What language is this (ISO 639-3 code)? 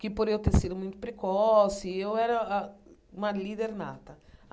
por